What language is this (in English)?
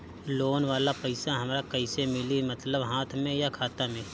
Bhojpuri